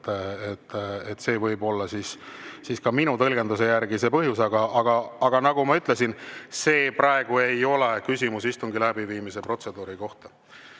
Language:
Estonian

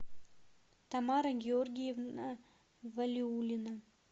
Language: Russian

